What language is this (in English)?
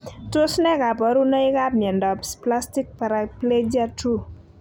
Kalenjin